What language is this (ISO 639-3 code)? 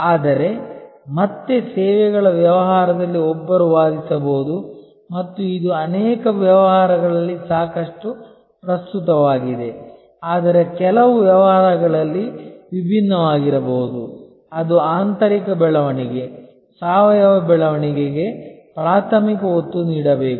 kan